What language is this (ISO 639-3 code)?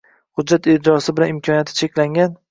uzb